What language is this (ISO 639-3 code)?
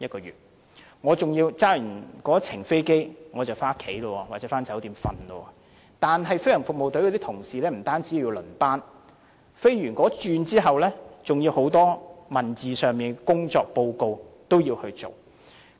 yue